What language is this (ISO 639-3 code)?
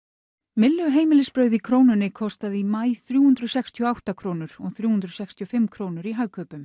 isl